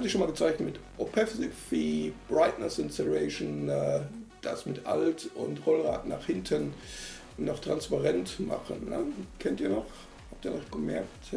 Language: German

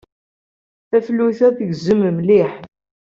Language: Kabyle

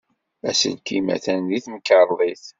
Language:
Kabyle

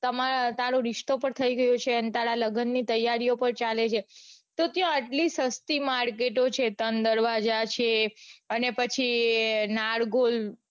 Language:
Gujarati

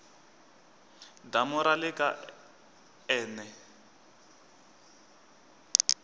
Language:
Tsonga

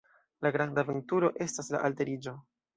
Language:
Esperanto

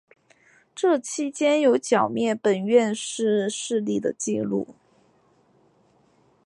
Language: Chinese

